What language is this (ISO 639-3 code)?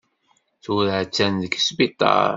kab